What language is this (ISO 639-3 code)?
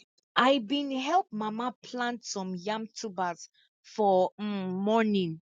pcm